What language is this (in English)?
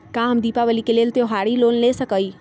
Magahi